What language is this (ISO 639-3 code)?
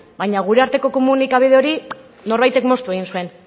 eus